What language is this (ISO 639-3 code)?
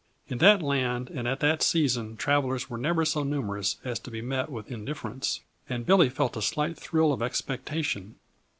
eng